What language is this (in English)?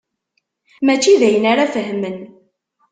Kabyle